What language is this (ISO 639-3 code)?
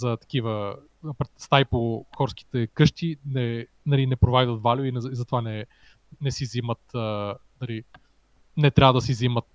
bul